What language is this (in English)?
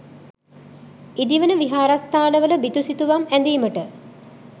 Sinhala